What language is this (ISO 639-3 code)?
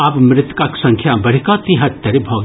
mai